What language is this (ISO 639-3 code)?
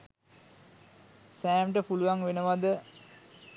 sin